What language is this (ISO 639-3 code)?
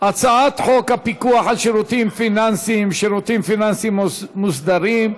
heb